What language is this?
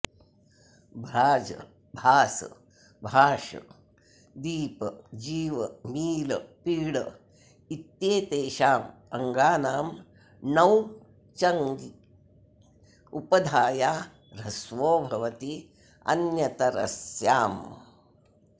Sanskrit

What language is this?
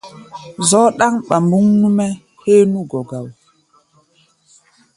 Gbaya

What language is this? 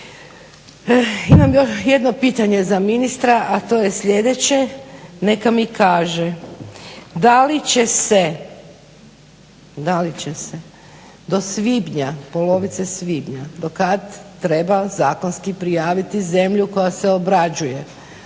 Croatian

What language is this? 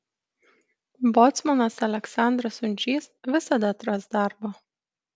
Lithuanian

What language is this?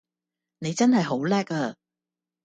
Cantonese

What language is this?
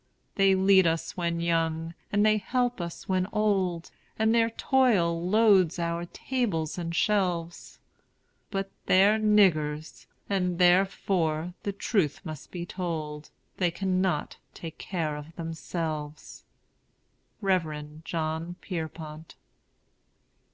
English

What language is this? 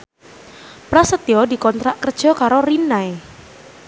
Javanese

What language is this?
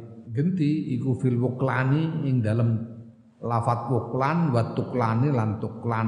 Indonesian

